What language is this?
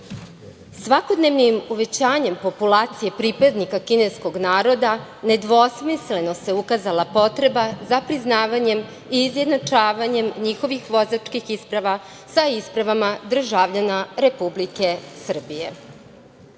Serbian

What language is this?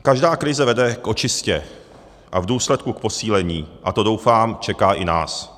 Czech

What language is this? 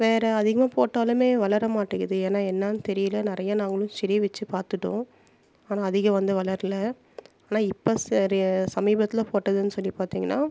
Tamil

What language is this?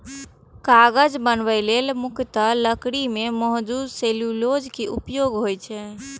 Maithili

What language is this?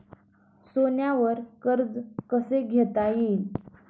Marathi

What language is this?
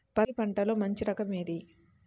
Telugu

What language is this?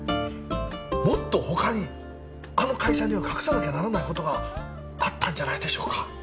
Japanese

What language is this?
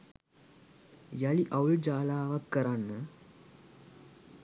Sinhala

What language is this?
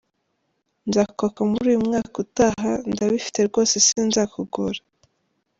Kinyarwanda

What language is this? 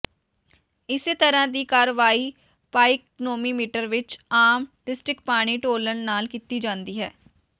Punjabi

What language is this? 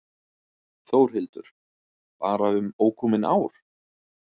Icelandic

